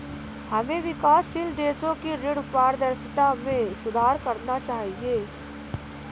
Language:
Hindi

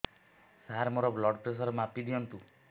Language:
Odia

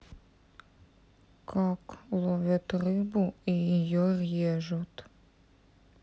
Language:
Russian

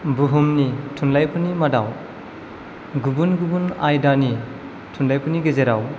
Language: Bodo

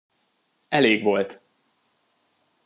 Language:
Hungarian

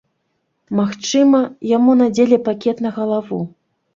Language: Belarusian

